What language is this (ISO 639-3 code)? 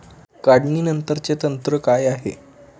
mar